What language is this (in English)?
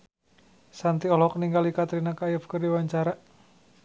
Sundanese